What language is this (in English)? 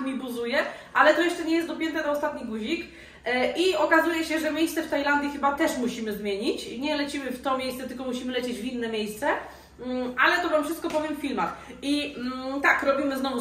Polish